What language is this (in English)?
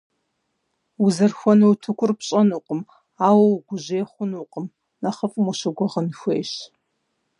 Kabardian